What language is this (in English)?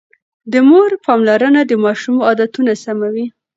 Pashto